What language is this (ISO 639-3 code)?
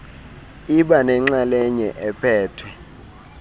xho